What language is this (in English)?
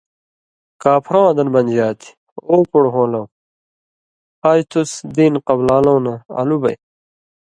Indus Kohistani